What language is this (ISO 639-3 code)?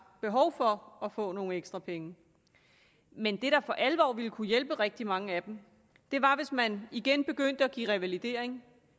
dan